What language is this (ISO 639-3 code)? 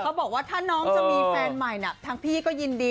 tha